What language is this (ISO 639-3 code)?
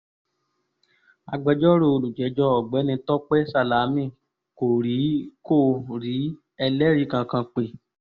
yor